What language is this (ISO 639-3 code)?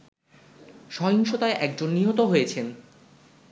ben